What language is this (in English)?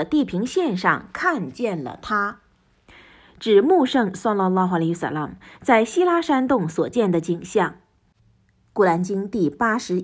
Chinese